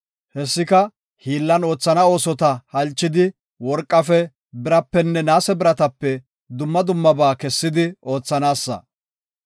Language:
Gofa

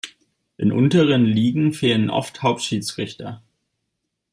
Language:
German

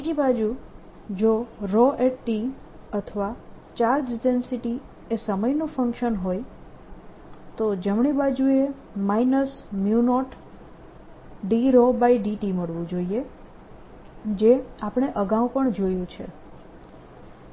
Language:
Gujarati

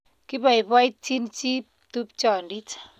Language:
Kalenjin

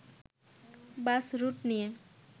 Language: Bangla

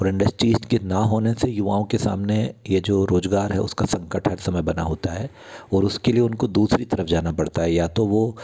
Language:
Hindi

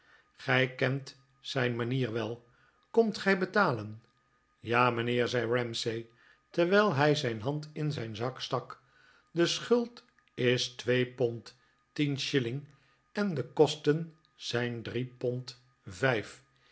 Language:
Dutch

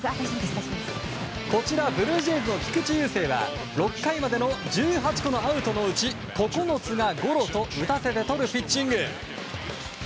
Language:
Japanese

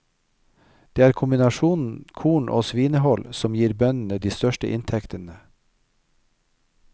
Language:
Norwegian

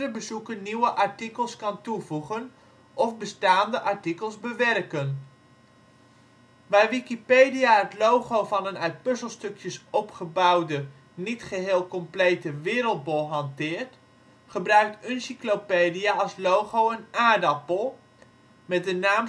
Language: Dutch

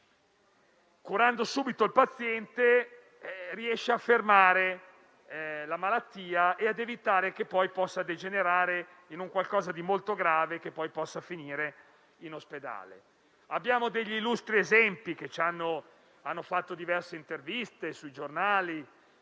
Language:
Italian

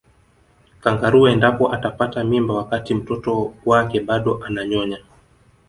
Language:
Swahili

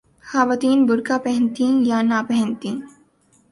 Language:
Urdu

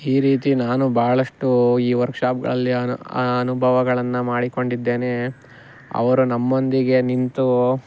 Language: Kannada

